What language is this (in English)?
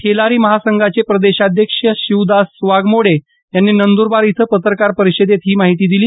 Marathi